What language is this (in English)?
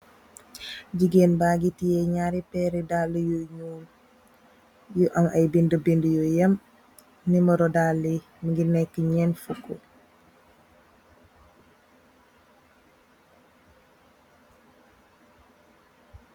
Wolof